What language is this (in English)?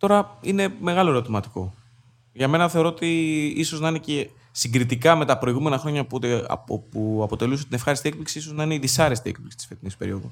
Greek